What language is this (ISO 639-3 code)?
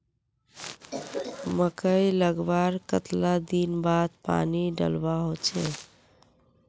mag